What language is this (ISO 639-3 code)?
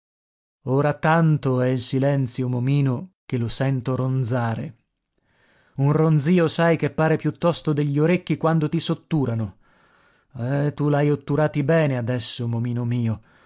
ita